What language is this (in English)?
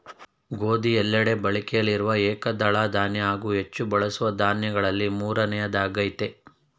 Kannada